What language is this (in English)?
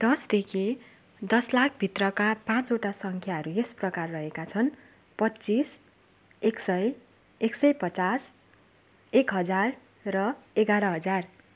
Nepali